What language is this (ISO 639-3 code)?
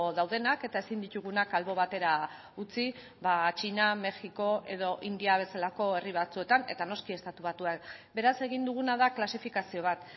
eus